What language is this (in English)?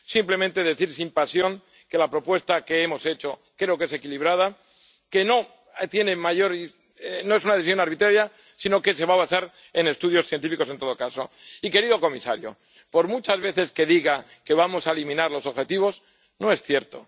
Spanish